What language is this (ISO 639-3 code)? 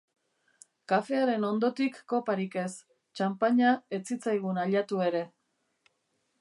eus